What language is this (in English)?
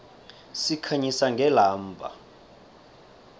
South Ndebele